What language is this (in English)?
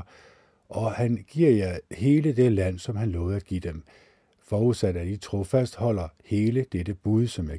Danish